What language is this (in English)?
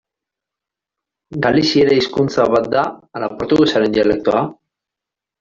Basque